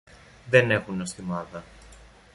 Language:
Greek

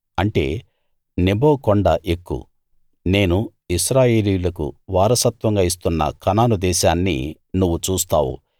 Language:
Telugu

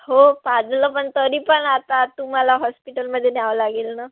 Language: Marathi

